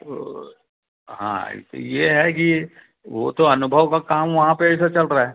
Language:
Hindi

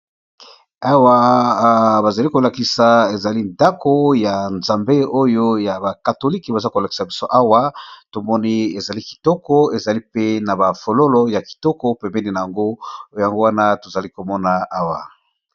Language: Lingala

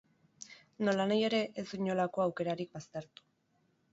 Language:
Basque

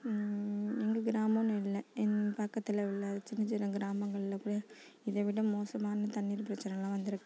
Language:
Tamil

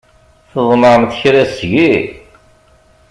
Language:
Kabyle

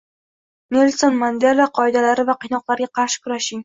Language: Uzbek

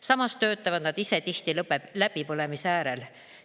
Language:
Estonian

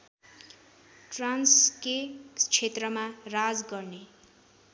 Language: Nepali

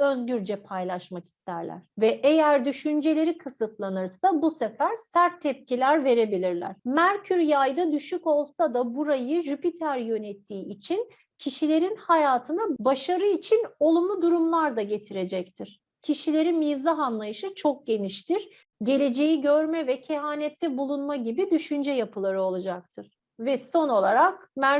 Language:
Turkish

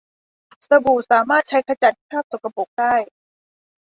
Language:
Thai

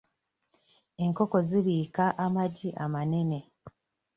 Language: Ganda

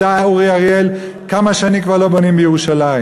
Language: Hebrew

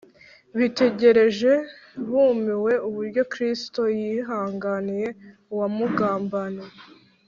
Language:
Kinyarwanda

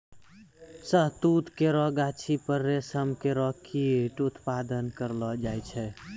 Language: Maithili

